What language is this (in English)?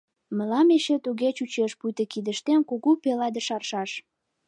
Mari